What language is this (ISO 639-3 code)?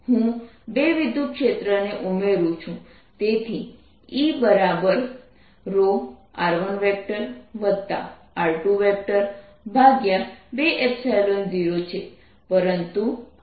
guj